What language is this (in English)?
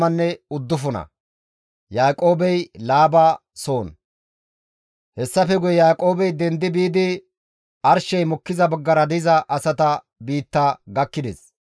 Gamo